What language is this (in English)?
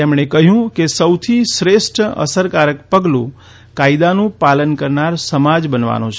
Gujarati